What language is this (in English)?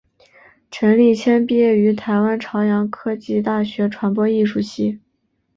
Chinese